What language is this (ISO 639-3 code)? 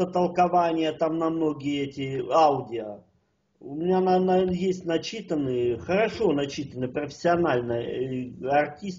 rus